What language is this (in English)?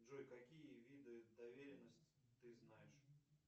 Russian